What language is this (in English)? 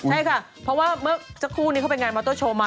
Thai